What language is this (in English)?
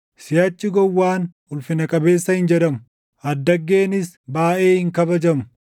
Oromo